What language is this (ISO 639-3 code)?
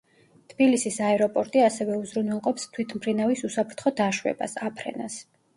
kat